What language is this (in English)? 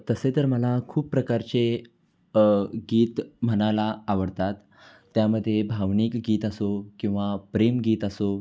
Marathi